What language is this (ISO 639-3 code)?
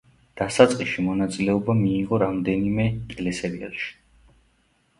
kat